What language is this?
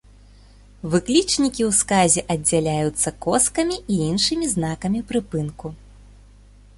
Belarusian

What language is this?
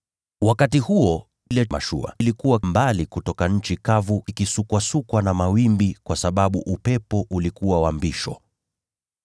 Swahili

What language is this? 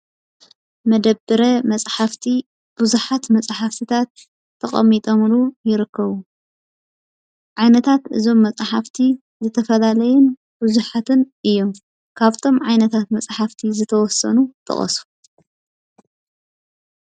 Tigrinya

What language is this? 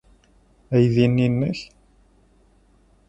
Kabyle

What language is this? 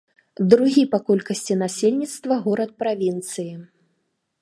Belarusian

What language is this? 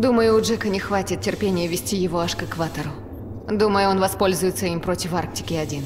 Russian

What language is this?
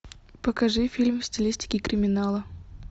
Russian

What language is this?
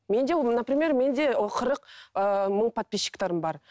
Kazakh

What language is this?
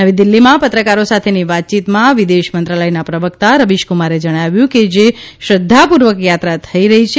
Gujarati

